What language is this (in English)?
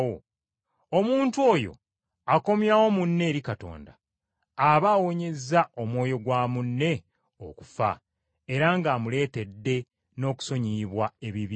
Ganda